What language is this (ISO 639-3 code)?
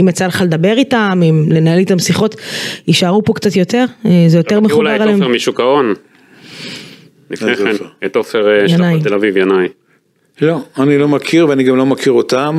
heb